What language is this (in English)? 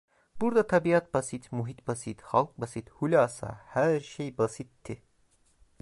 Turkish